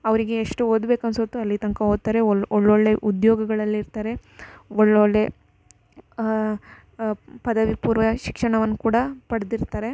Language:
Kannada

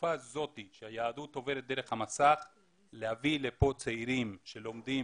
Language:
Hebrew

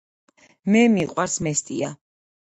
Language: Georgian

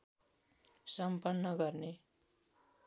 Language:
Nepali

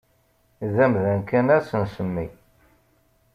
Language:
Kabyle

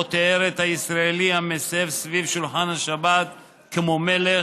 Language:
Hebrew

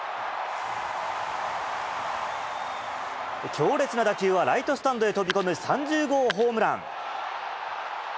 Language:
Japanese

